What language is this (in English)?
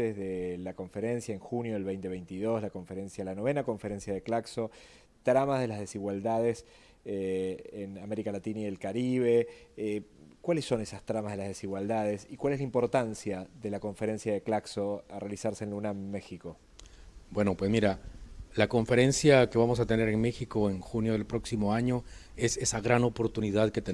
Spanish